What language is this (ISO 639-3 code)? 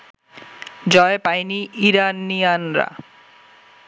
ben